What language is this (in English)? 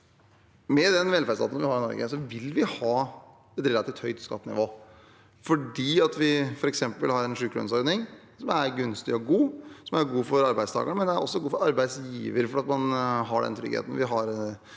Norwegian